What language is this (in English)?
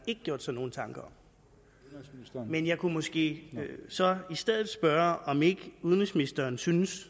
Danish